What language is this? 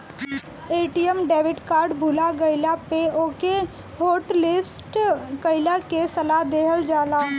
Bhojpuri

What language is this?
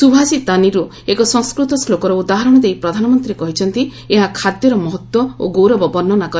Odia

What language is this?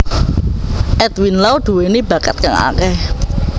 Javanese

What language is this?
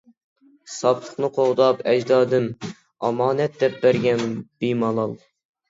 Uyghur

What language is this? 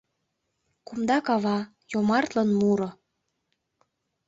Mari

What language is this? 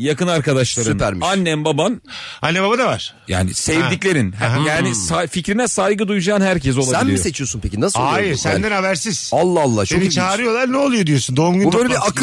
Turkish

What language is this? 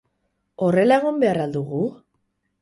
Basque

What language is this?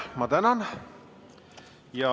Estonian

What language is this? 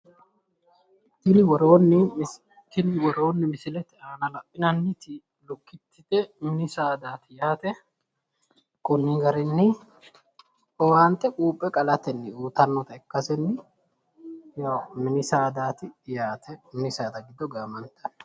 Sidamo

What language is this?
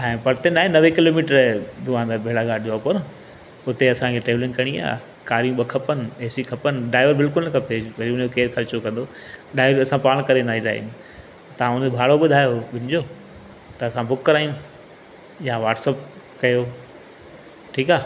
Sindhi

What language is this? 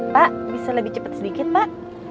Indonesian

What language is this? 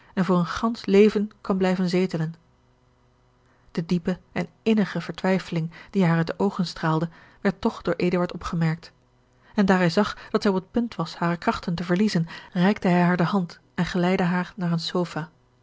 Dutch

